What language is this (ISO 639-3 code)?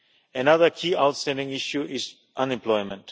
eng